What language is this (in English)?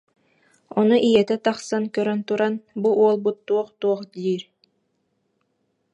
Yakut